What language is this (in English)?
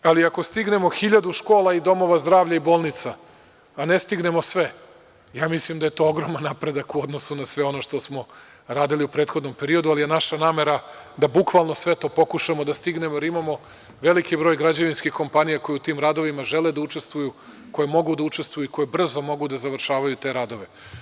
Serbian